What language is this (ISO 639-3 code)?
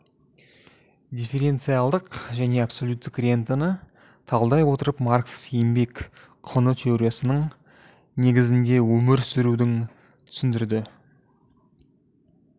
kaz